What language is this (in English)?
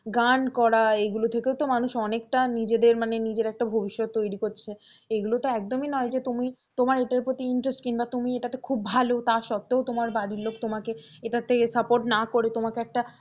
Bangla